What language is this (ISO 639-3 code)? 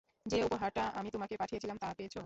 ben